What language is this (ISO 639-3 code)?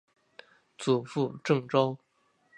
zho